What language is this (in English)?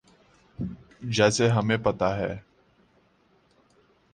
Urdu